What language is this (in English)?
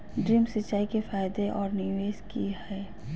Magahi